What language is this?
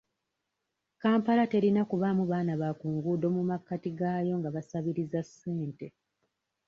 Ganda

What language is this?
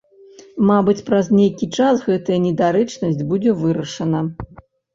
Belarusian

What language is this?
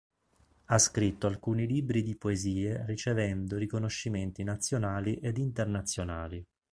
Italian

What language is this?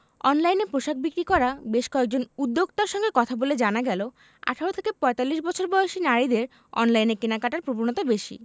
Bangla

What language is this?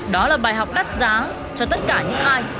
Vietnamese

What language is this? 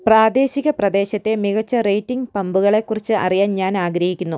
Malayalam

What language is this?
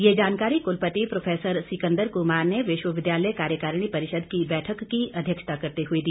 Hindi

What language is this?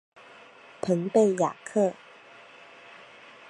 Chinese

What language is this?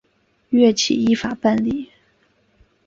Chinese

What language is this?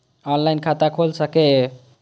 Maithili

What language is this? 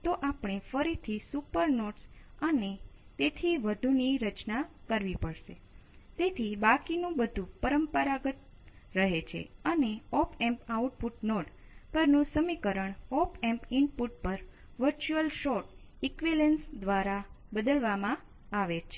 Gujarati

